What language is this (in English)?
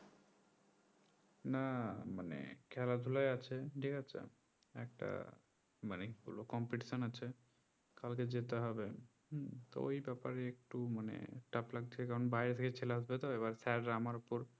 Bangla